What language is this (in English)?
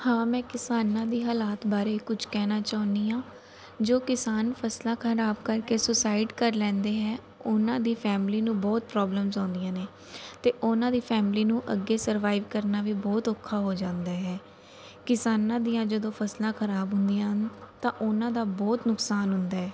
Punjabi